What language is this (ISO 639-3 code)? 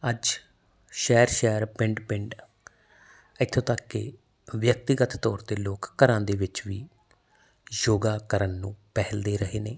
pan